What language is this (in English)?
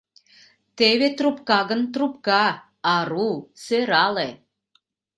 Mari